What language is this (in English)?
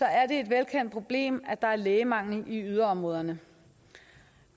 Danish